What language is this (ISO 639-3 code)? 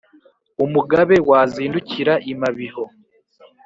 kin